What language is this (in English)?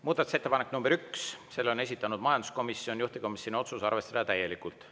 Estonian